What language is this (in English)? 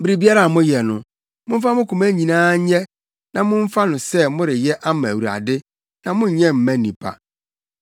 Akan